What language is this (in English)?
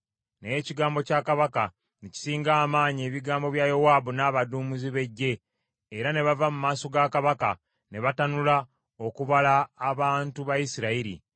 Ganda